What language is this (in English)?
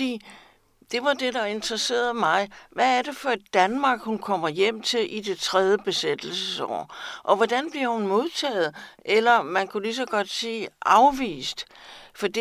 Danish